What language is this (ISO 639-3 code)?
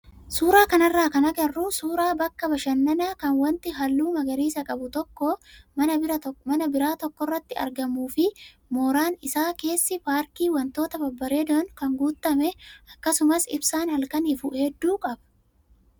orm